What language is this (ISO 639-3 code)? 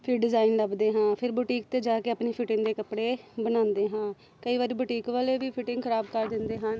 pan